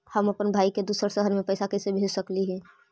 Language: Magahi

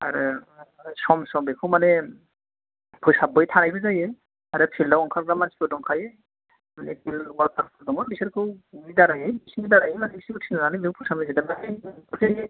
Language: Bodo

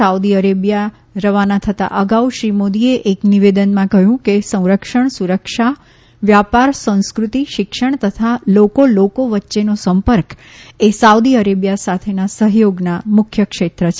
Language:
Gujarati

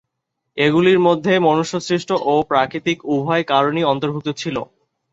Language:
Bangla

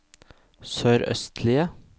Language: Norwegian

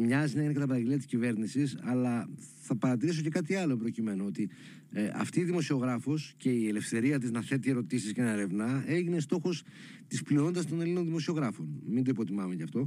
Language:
Greek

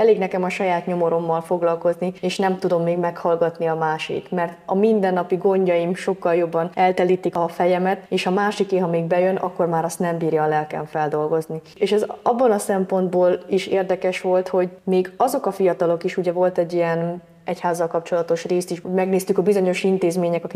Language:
Hungarian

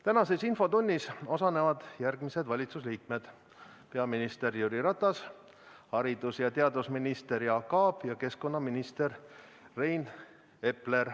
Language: Estonian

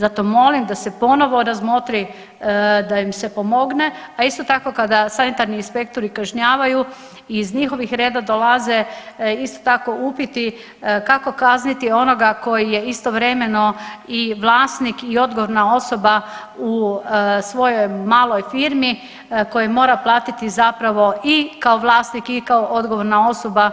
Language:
Croatian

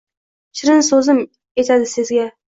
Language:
Uzbek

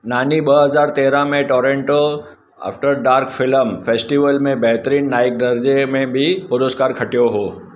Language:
Sindhi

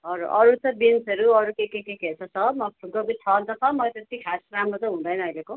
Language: Nepali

